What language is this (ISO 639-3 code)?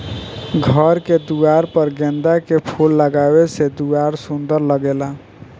bho